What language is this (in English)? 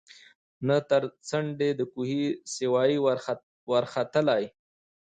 Pashto